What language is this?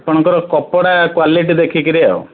Odia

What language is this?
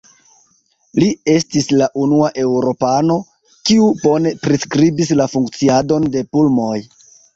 Esperanto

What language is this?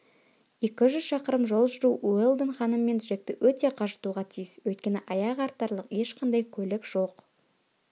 Kazakh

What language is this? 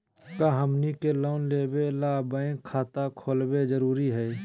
Magahi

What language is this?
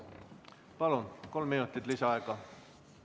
Estonian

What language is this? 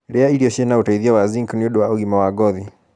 Kikuyu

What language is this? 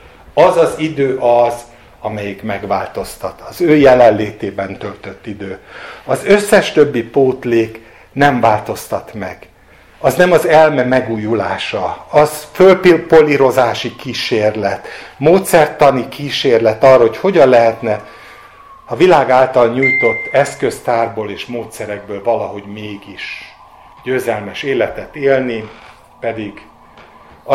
Hungarian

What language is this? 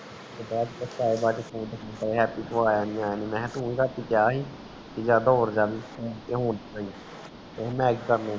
Punjabi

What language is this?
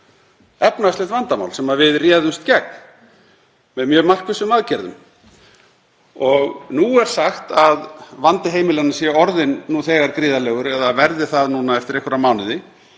Icelandic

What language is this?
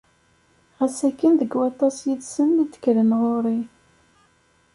Kabyle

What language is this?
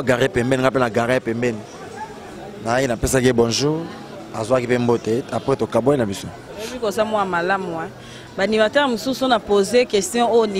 French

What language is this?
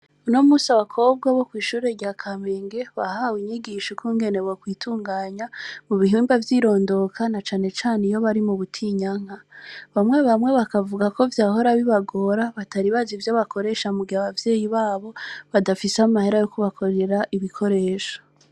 Rundi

